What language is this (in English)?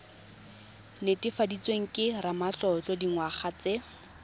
Tswana